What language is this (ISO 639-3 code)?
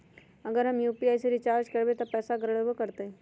mag